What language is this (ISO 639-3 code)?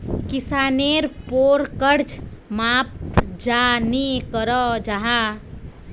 mag